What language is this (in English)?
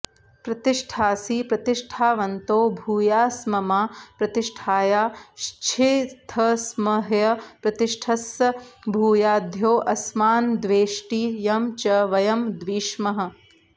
Sanskrit